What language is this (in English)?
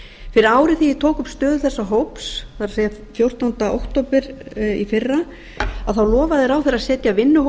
Icelandic